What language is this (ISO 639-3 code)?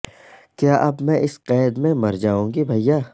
urd